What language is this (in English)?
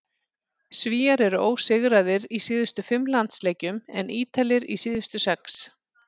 Icelandic